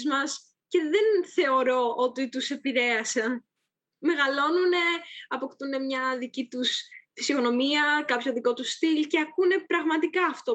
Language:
Greek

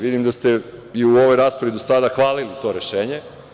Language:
Serbian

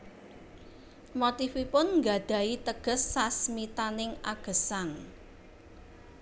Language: Javanese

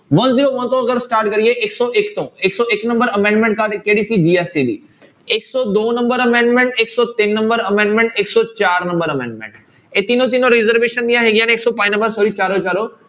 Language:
Punjabi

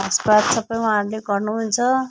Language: Nepali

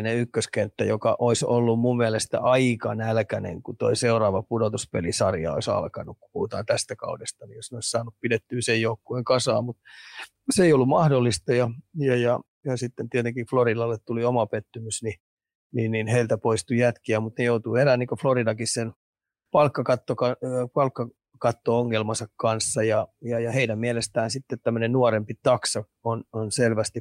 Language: Finnish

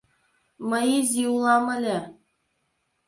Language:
Mari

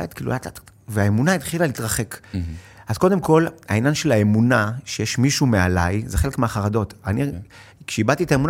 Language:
Hebrew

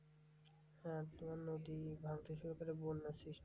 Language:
Bangla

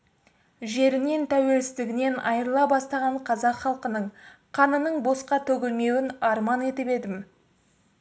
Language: Kazakh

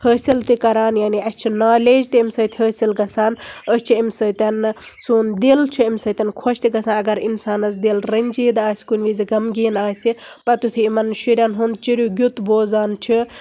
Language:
Kashmiri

